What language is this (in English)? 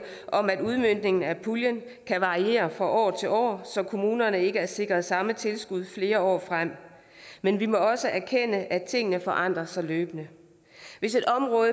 Danish